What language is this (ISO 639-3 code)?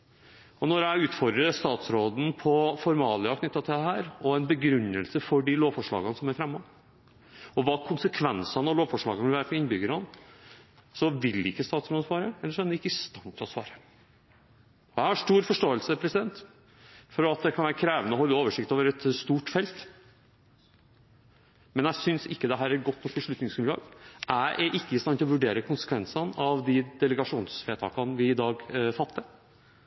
nob